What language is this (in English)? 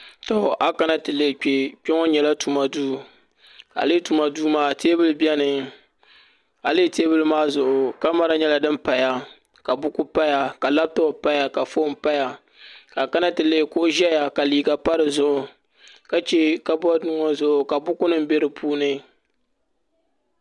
Dagbani